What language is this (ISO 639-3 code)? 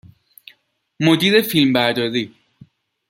fas